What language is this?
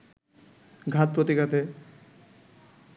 Bangla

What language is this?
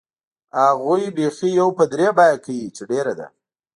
Pashto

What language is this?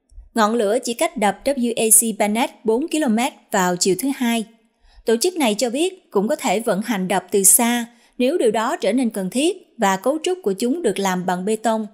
Vietnamese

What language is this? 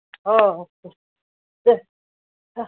Odia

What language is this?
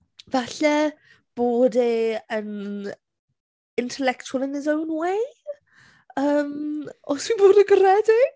Welsh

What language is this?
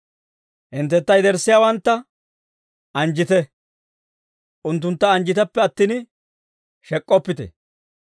Dawro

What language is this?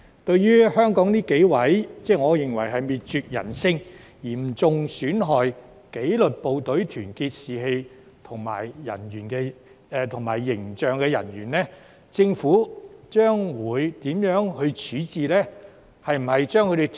Cantonese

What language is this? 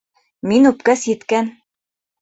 Bashkir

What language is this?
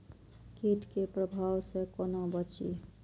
Maithili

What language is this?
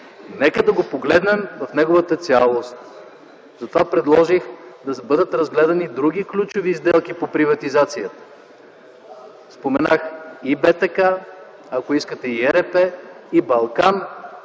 Bulgarian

